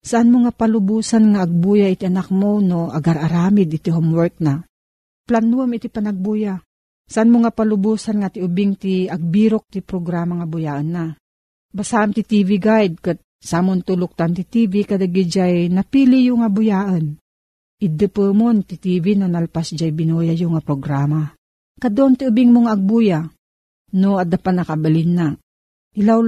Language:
Filipino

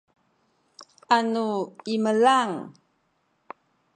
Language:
Sakizaya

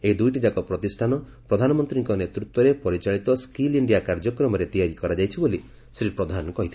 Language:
Odia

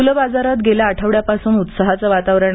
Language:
Marathi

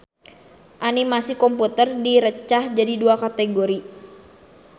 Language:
Sundanese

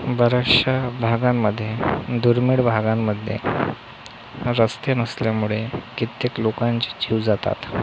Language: Marathi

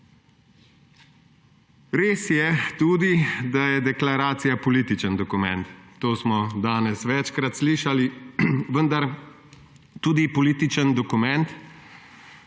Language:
Slovenian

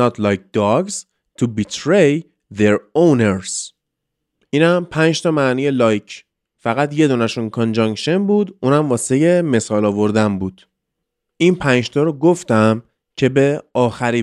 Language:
Persian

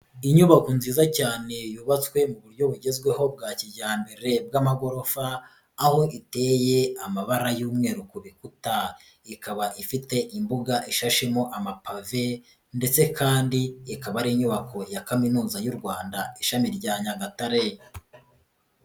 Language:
Kinyarwanda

